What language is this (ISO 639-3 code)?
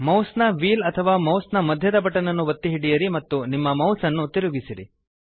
kan